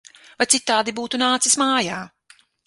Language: Latvian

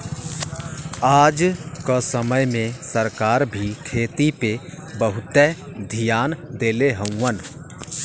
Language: Bhojpuri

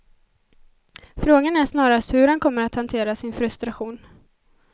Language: Swedish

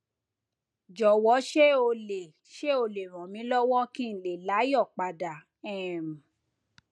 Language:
Yoruba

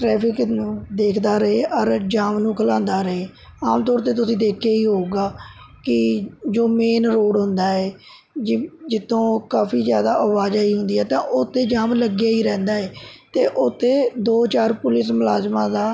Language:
Punjabi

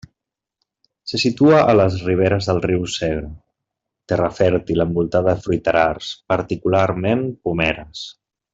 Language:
Catalan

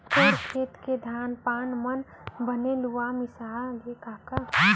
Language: Chhattisgarhi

